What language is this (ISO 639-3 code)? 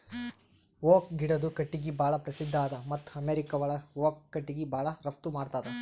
kan